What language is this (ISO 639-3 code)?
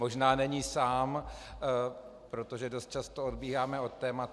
ces